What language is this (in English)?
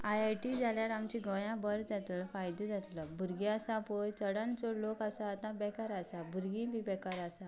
Konkani